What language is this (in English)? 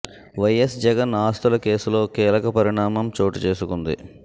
Telugu